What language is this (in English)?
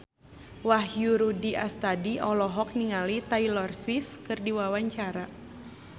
Sundanese